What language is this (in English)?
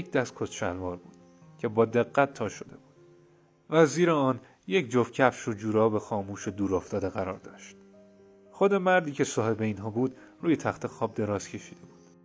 Persian